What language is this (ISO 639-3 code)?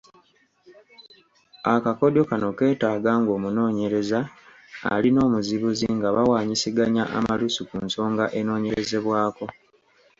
lug